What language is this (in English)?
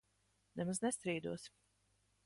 Latvian